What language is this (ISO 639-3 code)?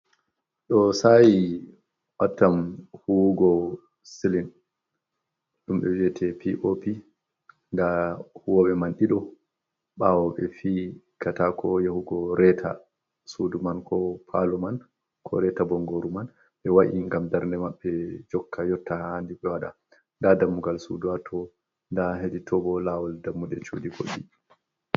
ful